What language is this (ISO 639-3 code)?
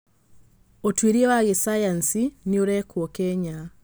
kik